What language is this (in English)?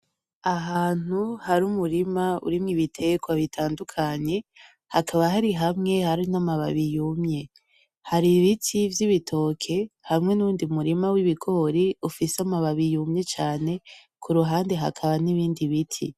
Rundi